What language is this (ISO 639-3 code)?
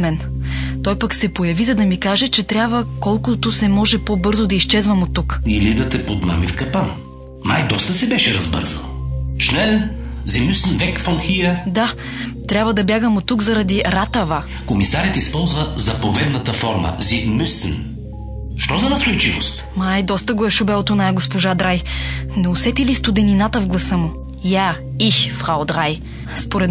bul